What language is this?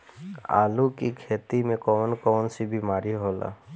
Bhojpuri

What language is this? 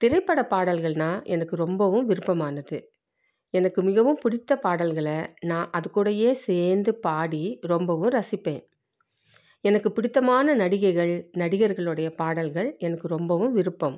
Tamil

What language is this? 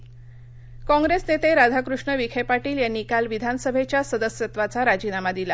Marathi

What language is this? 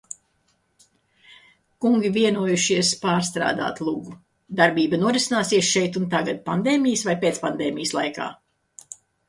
Latvian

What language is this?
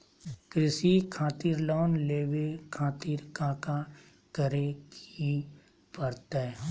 Magahi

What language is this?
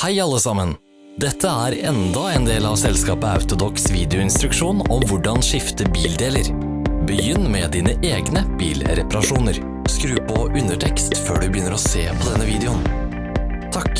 Norwegian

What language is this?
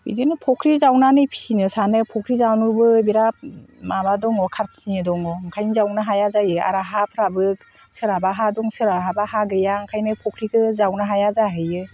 Bodo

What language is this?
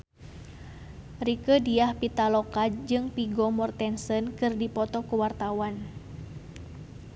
Sundanese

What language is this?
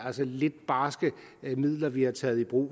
Danish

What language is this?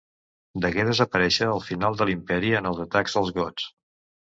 Catalan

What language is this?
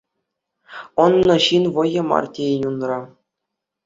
Chuvash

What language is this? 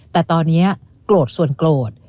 Thai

